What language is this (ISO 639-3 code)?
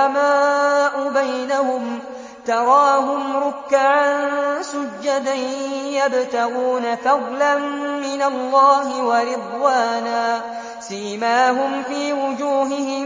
ara